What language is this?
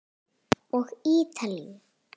Icelandic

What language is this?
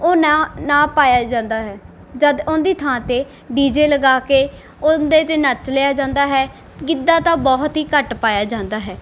Punjabi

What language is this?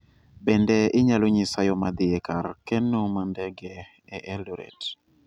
Luo (Kenya and Tanzania)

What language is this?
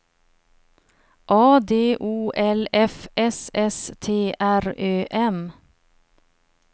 Swedish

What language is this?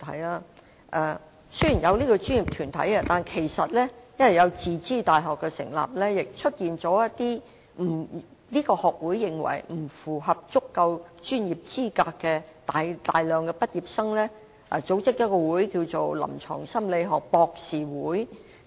Cantonese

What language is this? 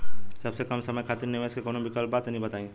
Bhojpuri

